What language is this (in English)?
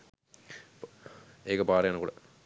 Sinhala